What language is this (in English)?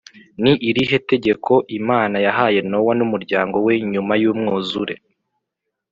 Kinyarwanda